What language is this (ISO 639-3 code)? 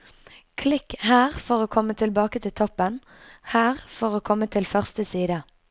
nor